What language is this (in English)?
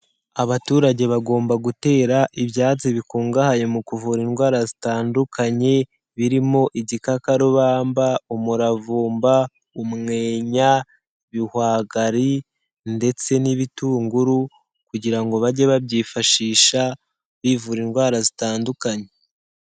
Kinyarwanda